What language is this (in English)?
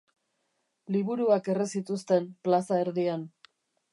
Basque